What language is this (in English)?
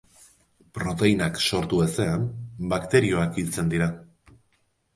Basque